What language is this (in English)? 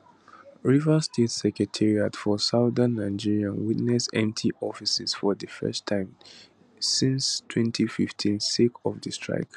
Nigerian Pidgin